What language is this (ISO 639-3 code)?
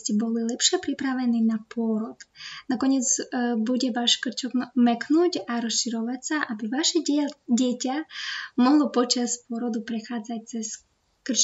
slk